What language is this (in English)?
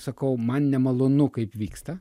Lithuanian